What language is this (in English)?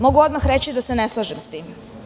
Serbian